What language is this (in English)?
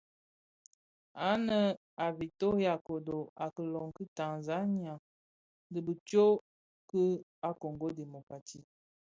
Bafia